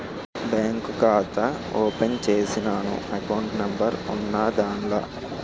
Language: Telugu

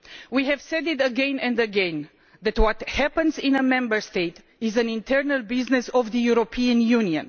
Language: English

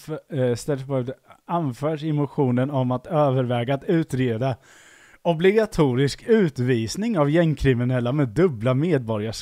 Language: Swedish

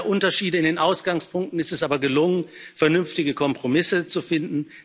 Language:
German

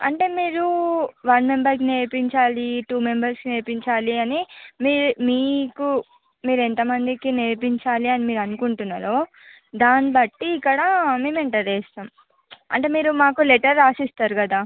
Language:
Telugu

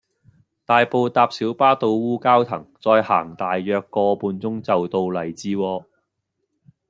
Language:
Cantonese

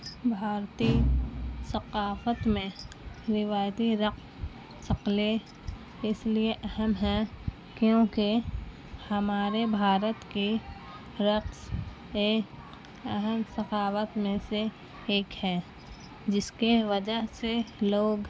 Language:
Urdu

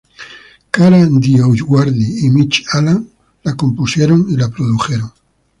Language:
Spanish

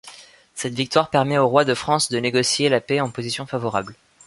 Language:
French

